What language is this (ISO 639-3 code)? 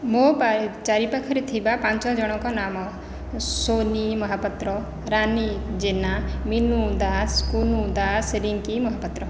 ori